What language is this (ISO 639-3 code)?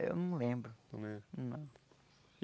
por